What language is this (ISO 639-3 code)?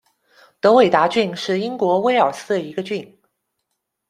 zho